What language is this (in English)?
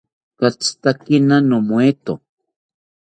South Ucayali Ashéninka